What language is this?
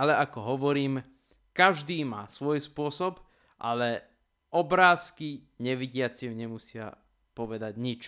Slovak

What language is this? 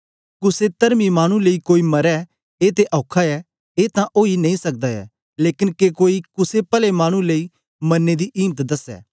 Dogri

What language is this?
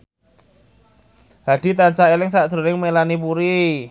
Javanese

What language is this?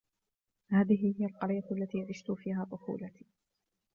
Arabic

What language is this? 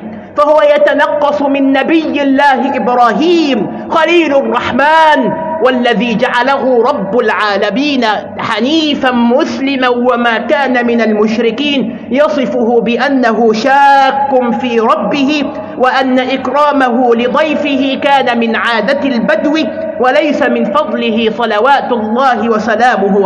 Arabic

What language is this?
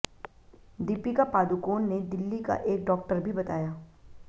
Hindi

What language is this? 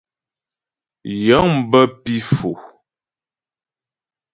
Ghomala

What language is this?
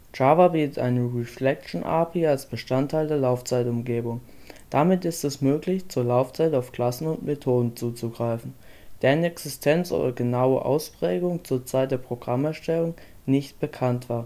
German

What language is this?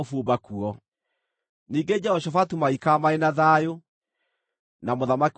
Kikuyu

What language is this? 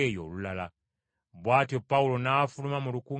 Ganda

